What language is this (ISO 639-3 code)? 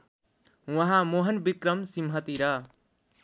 nep